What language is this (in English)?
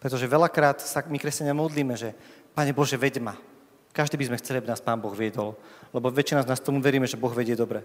Slovak